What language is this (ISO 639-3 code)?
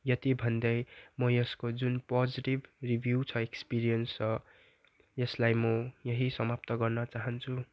nep